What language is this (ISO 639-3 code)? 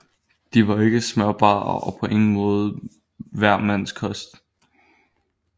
dan